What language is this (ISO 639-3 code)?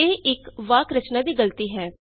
pan